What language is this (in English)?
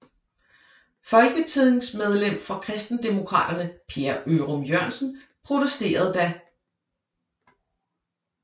Danish